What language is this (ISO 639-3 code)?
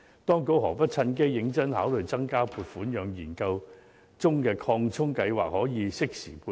yue